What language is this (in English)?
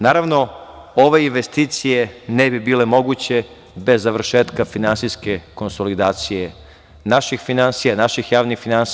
Serbian